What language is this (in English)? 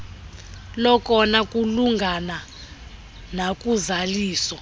Xhosa